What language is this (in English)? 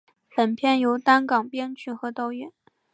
Chinese